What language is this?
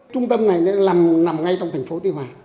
Vietnamese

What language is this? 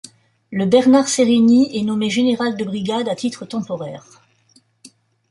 French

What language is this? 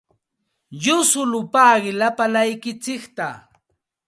Santa Ana de Tusi Pasco Quechua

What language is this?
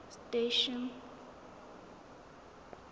Southern Sotho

